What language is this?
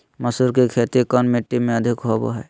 Magahi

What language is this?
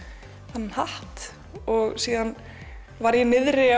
Icelandic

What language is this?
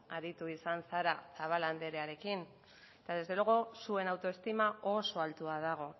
Basque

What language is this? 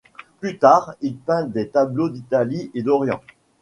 French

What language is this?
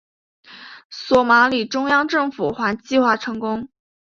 Chinese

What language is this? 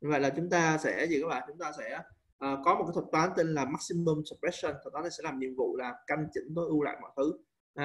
Vietnamese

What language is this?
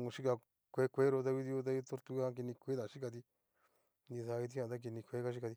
Cacaloxtepec Mixtec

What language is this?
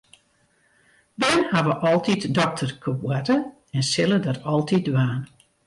Western Frisian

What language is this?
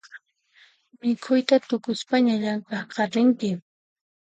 Puno Quechua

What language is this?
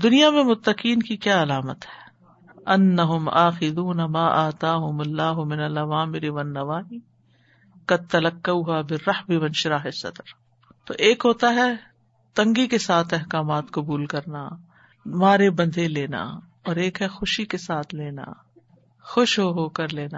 Urdu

